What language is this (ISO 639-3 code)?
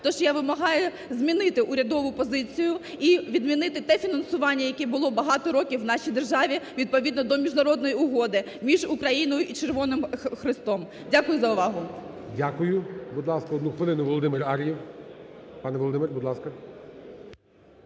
ukr